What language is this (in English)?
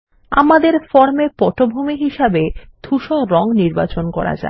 Bangla